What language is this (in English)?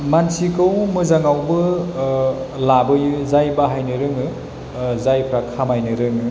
Bodo